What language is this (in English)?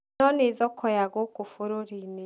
Kikuyu